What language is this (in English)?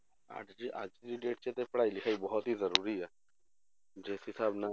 Punjabi